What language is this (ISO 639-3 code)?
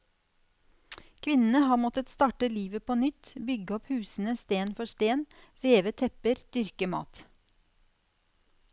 nor